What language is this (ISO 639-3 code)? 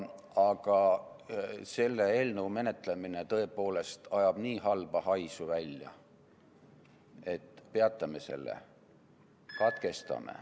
est